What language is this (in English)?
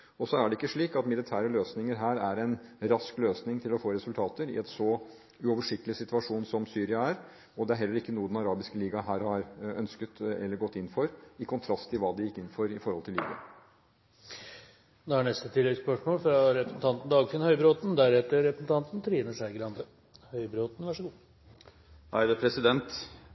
Norwegian